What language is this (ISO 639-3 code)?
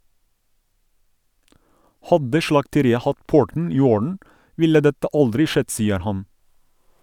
nor